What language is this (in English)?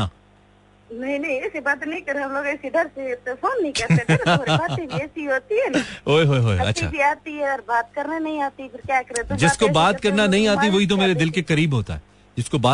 Hindi